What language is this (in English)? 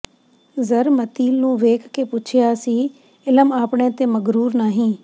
Punjabi